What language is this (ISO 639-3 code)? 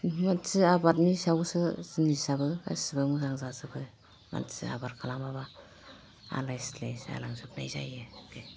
brx